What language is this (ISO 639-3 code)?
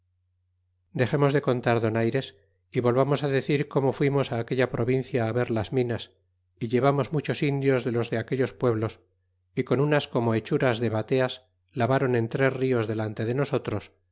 spa